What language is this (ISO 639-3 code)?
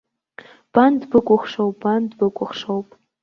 abk